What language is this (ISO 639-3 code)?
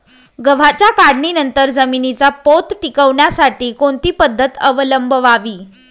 mar